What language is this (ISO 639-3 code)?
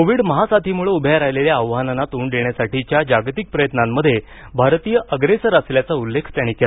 mar